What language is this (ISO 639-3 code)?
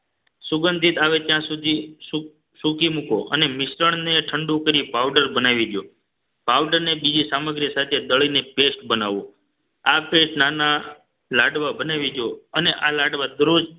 guj